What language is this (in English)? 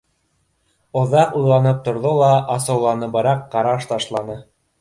Bashkir